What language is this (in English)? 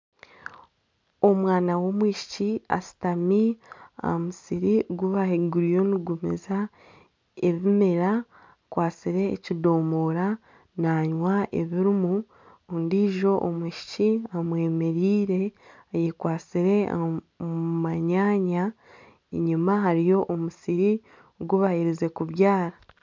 Nyankole